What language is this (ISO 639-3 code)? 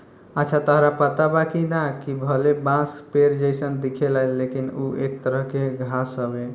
bho